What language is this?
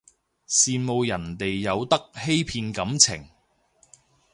Cantonese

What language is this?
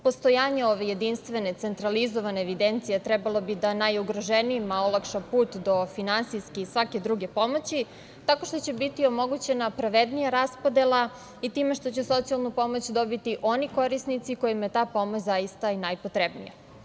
Serbian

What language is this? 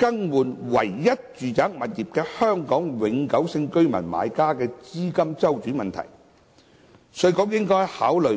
Cantonese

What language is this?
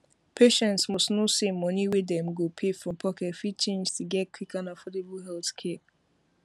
Nigerian Pidgin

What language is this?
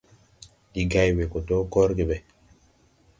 Tupuri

